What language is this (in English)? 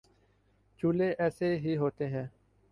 Urdu